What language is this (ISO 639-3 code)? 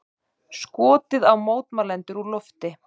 isl